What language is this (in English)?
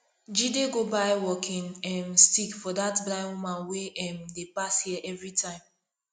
Nigerian Pidgin